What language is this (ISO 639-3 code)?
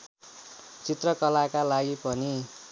nep